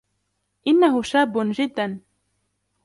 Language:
Arabic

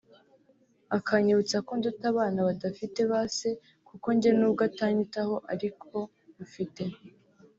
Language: Kinyarwanda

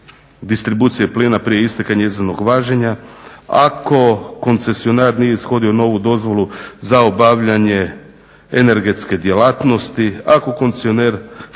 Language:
Croatian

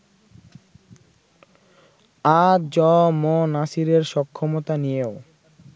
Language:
Bangla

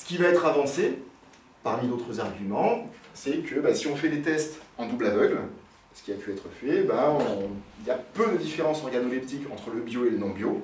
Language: French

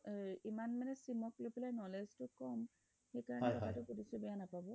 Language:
Assamese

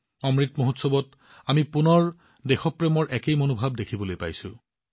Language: Assamese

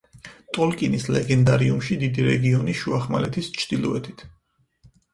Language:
Georgian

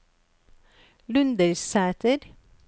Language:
Norwegian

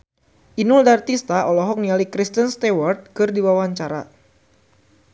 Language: Sundanese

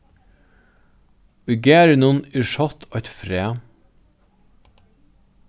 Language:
Faroese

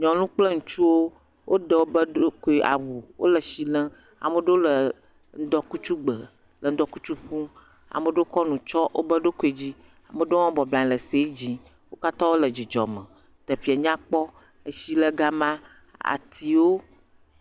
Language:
Ewe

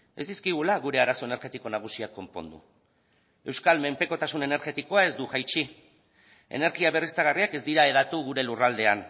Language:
Basque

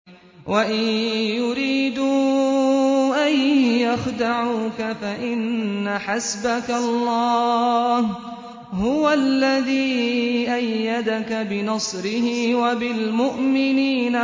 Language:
Arabic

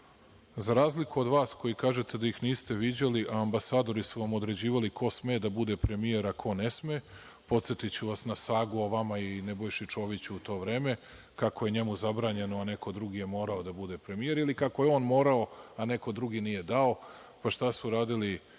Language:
Serbian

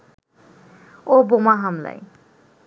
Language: Bangla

